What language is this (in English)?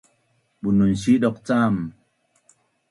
Bunun